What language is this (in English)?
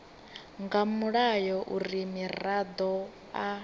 Venda